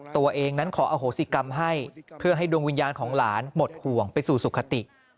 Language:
Thai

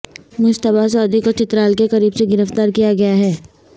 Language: Urdu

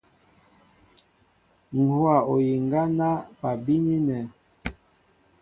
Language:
Mbo (Cameroon)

